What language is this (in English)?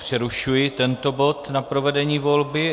Czech